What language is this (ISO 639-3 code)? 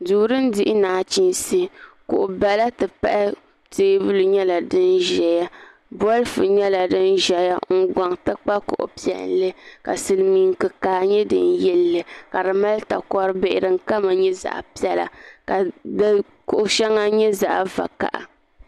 dag